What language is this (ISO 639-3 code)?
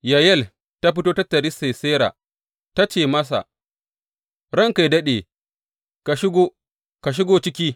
hau